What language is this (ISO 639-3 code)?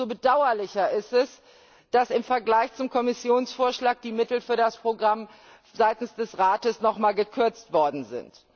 deu